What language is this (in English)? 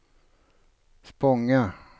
Swedish